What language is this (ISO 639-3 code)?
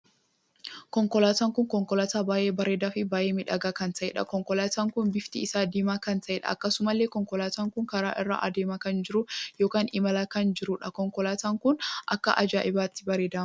orm